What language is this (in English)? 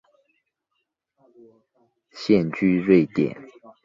Chinese